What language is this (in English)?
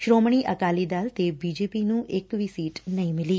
Punjabi